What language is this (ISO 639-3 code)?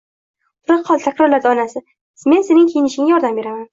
uzb